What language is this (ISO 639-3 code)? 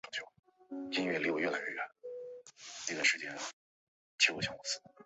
zho